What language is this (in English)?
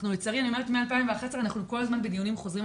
Hebrew